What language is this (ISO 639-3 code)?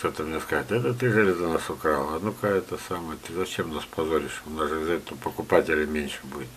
rus